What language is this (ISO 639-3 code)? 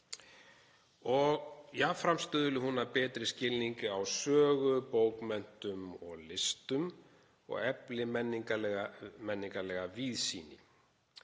isl